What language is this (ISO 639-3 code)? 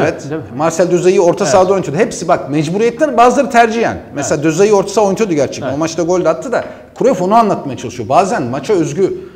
tur